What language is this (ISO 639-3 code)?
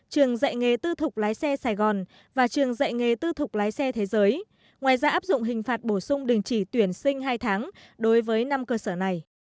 vie